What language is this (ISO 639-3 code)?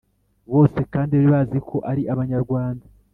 kin